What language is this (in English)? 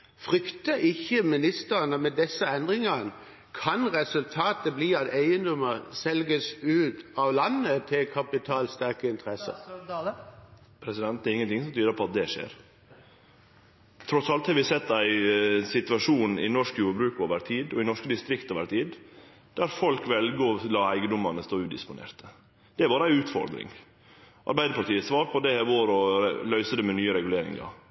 Norwegian